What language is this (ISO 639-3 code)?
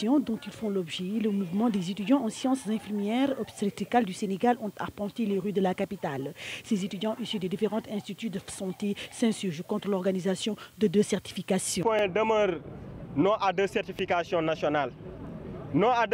fra